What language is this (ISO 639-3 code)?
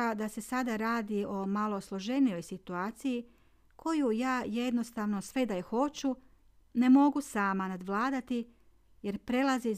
hrv